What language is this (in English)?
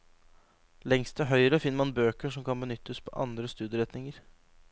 Norwegian